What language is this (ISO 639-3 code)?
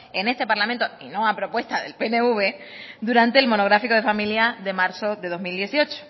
spa